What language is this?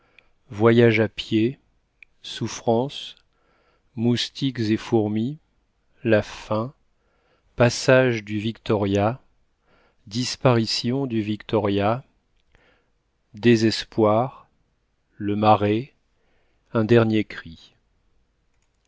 French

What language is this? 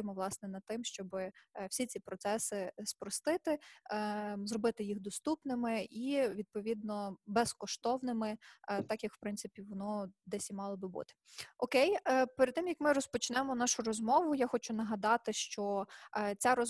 Ukrainian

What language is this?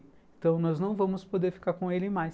Portuguese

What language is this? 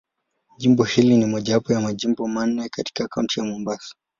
Swahili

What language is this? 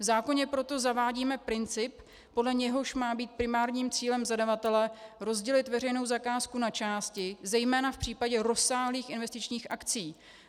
Czech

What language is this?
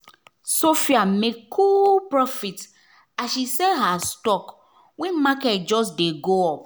Nigerian Pidgin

